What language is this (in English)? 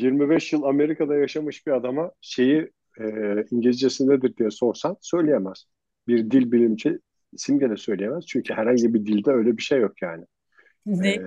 Turkish